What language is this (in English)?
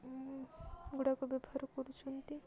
Odia